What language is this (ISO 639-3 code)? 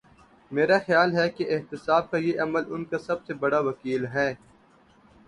urd